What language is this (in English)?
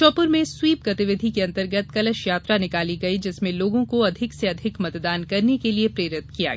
Hindi